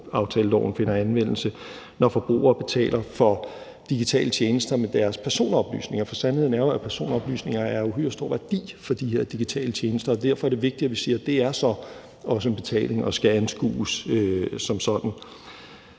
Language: Danish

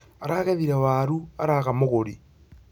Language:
Kikuyu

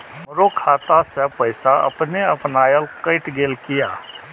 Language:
Maithili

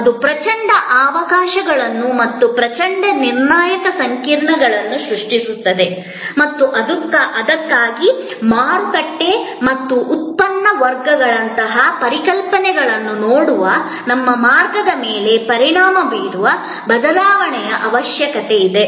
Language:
Kannada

